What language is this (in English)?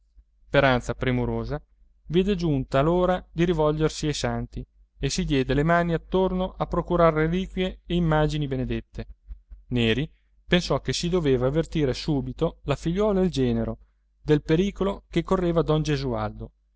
Italian